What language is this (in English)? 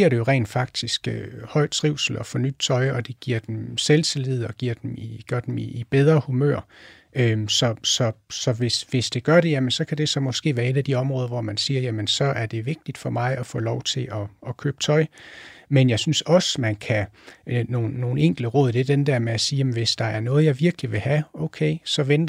Danish